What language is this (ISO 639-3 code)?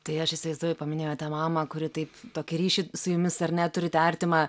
lit